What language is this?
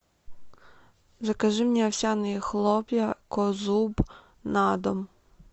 Russian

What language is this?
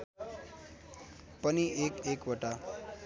Nepali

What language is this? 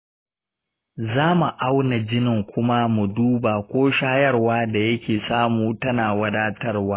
Hausa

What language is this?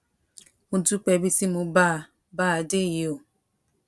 Yoruba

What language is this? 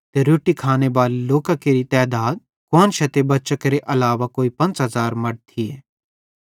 Bhadrawahi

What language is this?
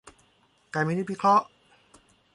Thai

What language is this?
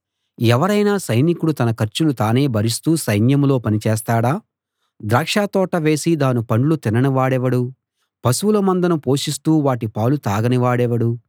Telugu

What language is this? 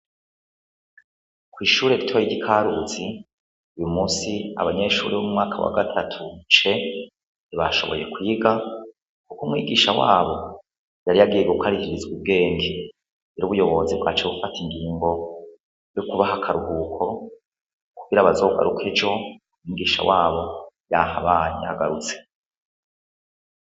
Rundi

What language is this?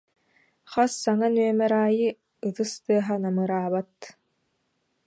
Yakut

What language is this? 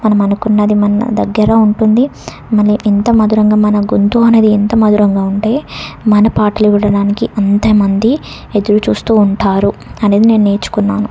Telugu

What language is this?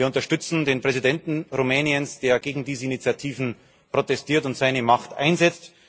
German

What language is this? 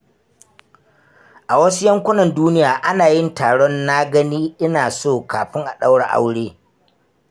Hausa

